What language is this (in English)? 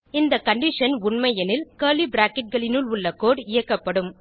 Tamil